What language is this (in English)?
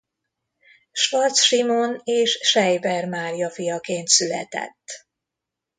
Hungarian